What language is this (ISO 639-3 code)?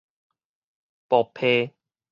nan